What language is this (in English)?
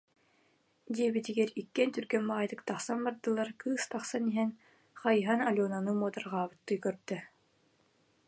Yakut